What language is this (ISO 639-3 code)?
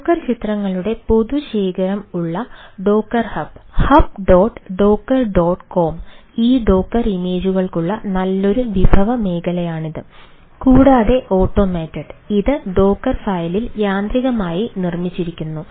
mal